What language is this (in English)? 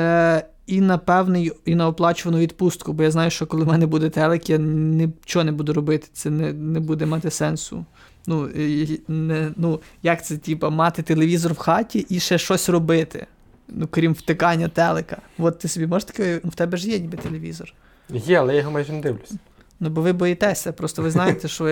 Ukrainian